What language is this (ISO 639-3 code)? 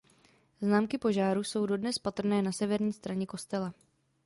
ces